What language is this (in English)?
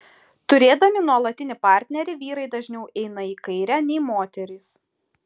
Lithuanian